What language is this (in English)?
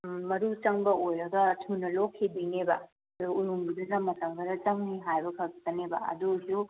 Manipuri